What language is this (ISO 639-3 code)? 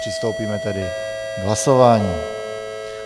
ces